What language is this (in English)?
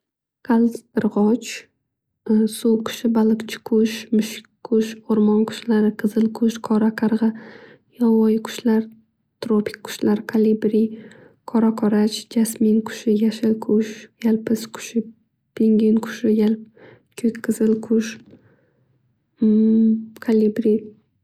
Uzbek